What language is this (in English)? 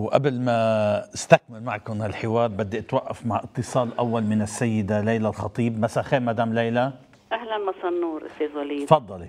Arabic